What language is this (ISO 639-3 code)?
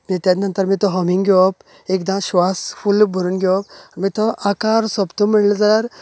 kok